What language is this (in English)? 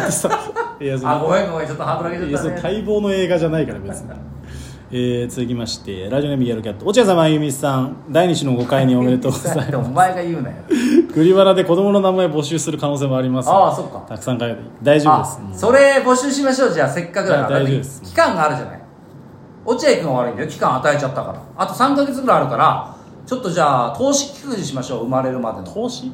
Japanese